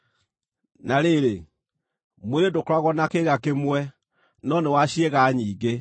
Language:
Kikuyu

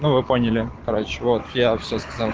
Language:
Russian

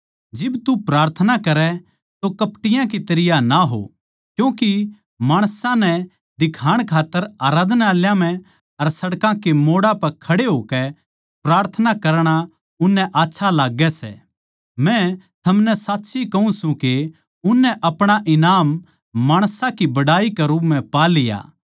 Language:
Haryanvi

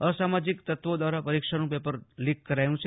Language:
Gujarati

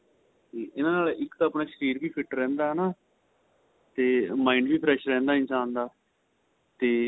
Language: Punjabi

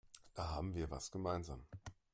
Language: German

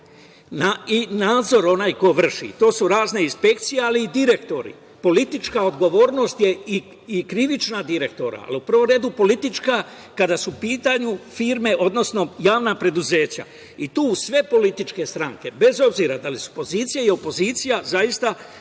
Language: Serbian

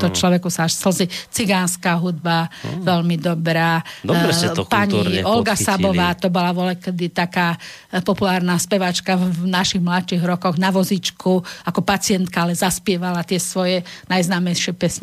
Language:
Slovak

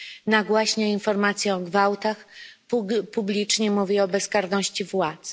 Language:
Polish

